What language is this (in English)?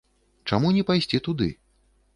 Belarusian